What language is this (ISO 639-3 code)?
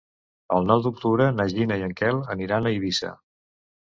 cat